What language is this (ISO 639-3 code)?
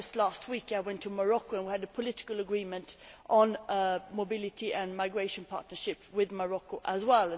eng